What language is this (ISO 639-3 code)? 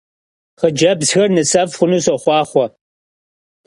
kbd